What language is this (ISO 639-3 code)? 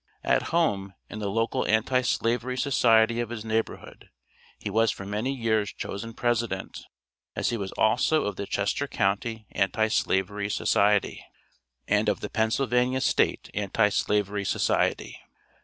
eng